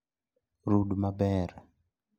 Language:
Luo (Kenya and Tanzania)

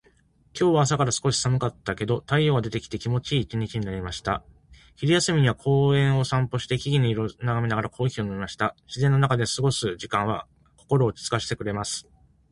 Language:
Japanese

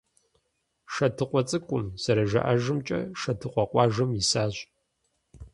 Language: Kabardian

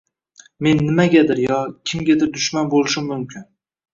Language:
Uzbek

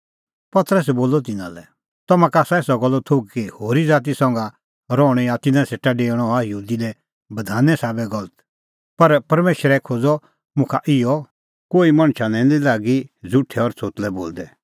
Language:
Kullu Pahari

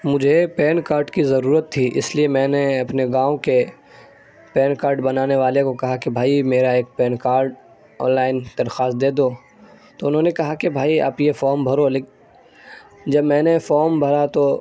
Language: Urdu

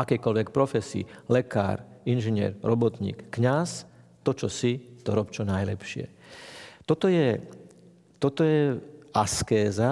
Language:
Slovak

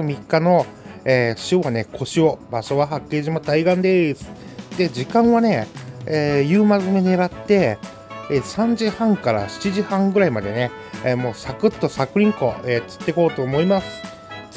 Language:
Japanese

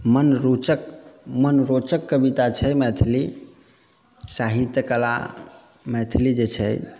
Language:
Maithili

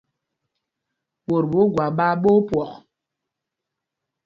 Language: Mpumpong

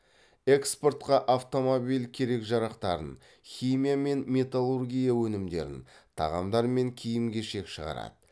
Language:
Kazakh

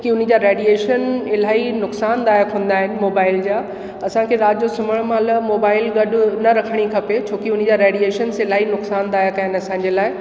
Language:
Sindhi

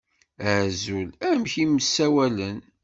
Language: Kabyle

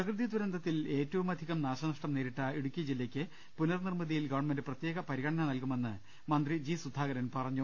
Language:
Malayalam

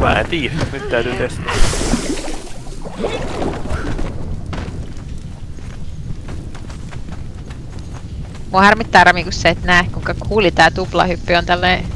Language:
Finnish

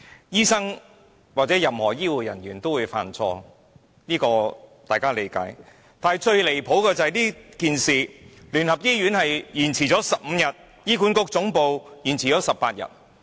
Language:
Cantonese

